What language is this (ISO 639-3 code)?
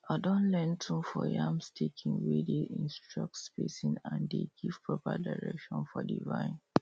pcm